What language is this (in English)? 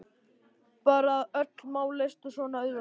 Icelandic